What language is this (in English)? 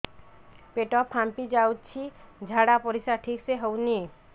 Odia